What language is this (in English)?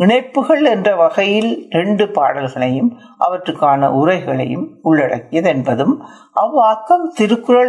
Tamil